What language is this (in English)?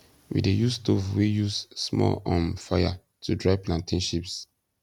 Nigerian Pidgin